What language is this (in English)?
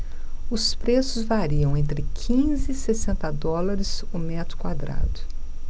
Portuguese